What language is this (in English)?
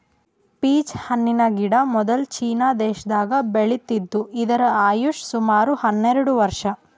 Kannada